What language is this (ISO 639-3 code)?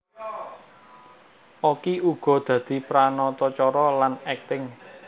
jav